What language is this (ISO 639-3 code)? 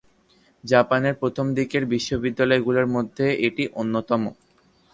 ben